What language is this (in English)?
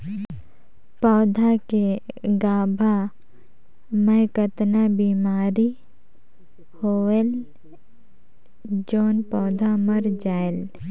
Chhattisgarhi